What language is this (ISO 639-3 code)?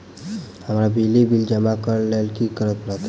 mai